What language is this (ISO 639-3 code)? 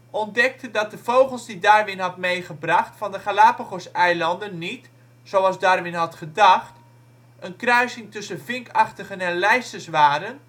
nld